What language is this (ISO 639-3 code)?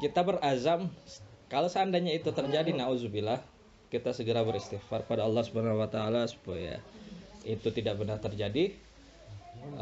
ind